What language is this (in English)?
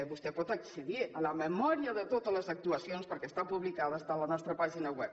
Catalan